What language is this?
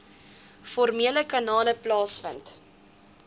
Afrikaans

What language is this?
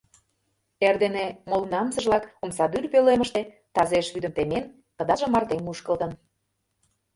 Mari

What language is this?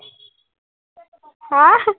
Assamese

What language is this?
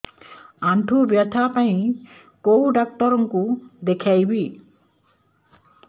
Odia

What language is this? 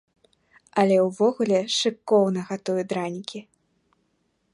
Belarusian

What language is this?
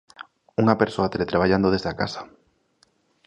Galician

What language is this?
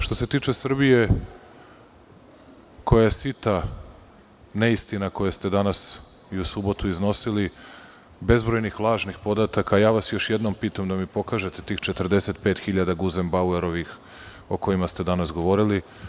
Serbian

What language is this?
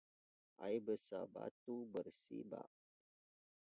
Indonesian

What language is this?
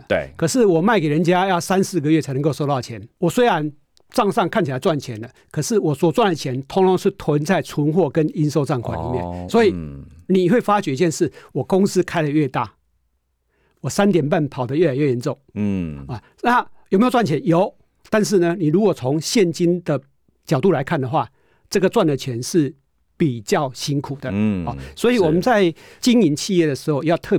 Chinese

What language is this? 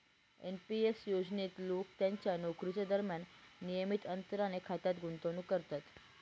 Marathi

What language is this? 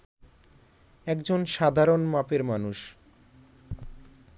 Bangla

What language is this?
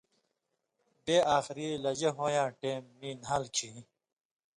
Indus Kohistani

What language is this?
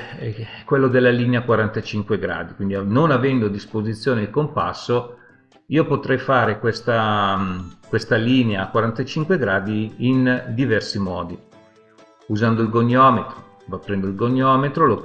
Italian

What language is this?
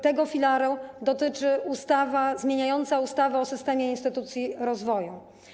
Polish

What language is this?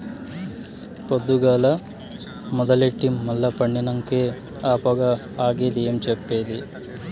Telugu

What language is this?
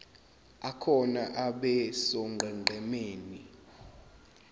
Zulu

